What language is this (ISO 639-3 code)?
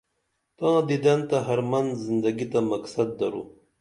dml